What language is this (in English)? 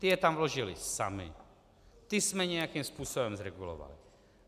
Czech